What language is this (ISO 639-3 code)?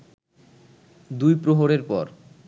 ben